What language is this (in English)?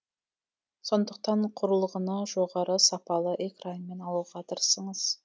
Kazakh